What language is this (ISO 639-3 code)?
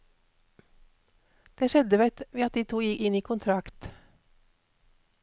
nor